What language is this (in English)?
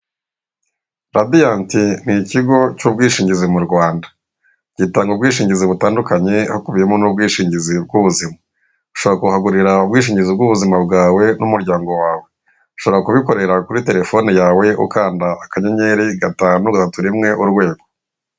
Kinyarwanda